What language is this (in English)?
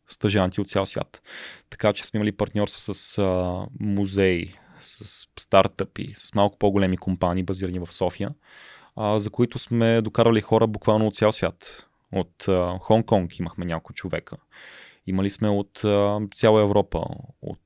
Bulgarian